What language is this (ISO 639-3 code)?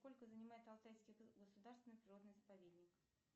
rus